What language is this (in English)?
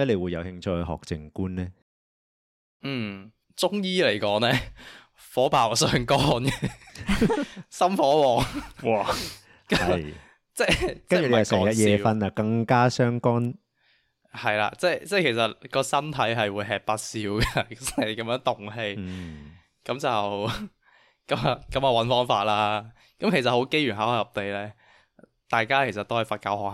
Chinese